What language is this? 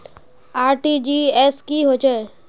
Magahi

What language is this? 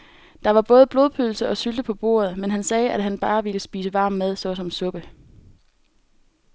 Danish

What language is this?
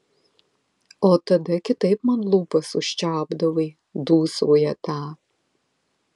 Lithuanian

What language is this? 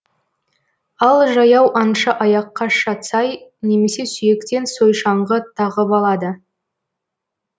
Kazakh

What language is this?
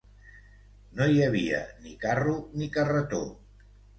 Catalan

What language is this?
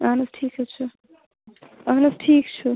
Kashmiri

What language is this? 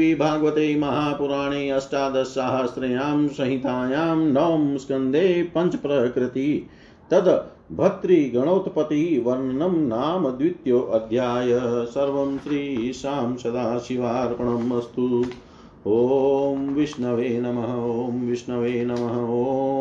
Hindi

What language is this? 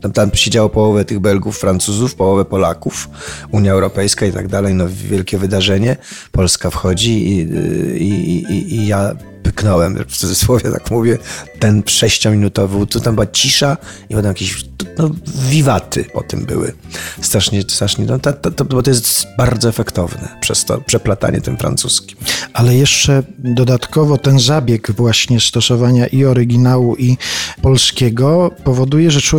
Polish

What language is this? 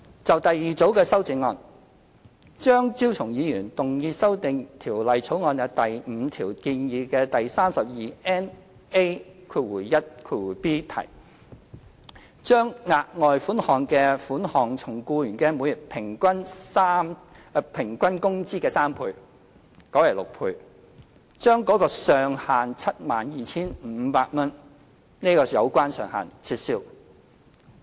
Cantonese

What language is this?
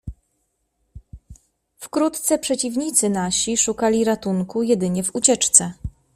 Polish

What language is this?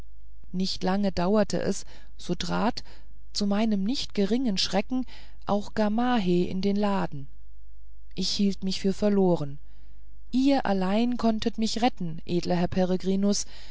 German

